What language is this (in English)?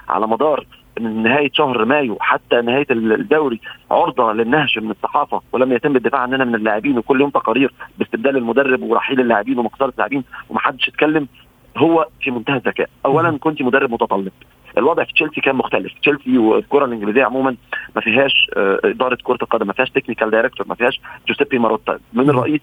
Arabic